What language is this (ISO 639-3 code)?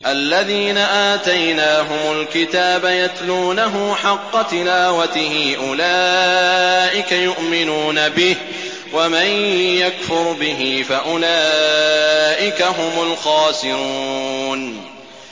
ara